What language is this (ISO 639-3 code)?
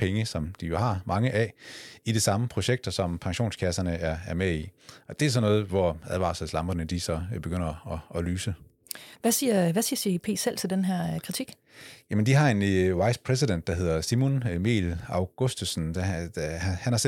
dan